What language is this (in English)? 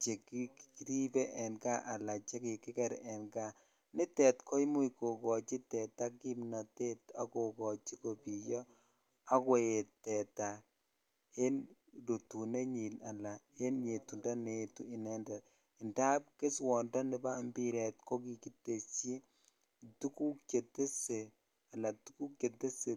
Kalenjin